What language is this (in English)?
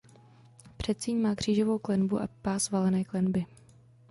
Czech